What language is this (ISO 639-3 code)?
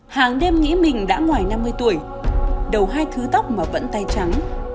vie